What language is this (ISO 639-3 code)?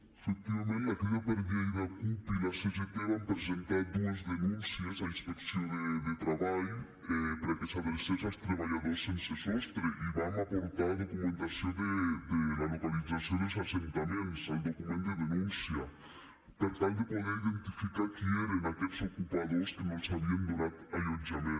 cat